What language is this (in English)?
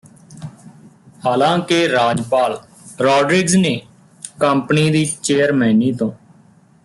Punjabi